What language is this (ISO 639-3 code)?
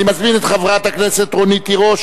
heb